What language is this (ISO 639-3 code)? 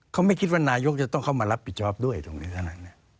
tha